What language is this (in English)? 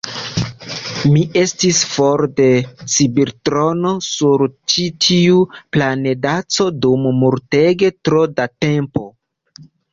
Esperanto